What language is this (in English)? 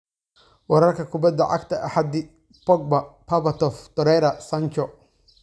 Somali